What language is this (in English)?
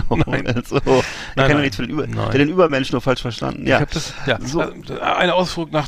German